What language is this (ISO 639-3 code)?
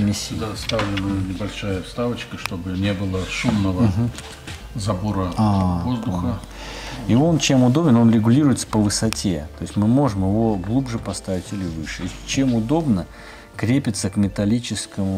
rus